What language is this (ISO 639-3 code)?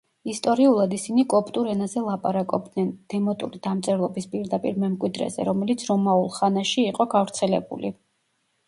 kat